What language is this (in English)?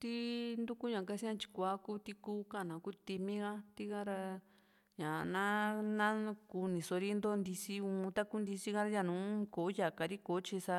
Juxtlahuaca Mixtec